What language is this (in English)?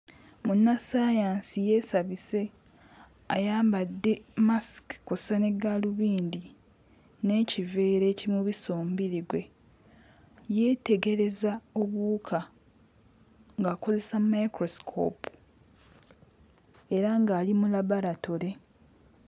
Ganda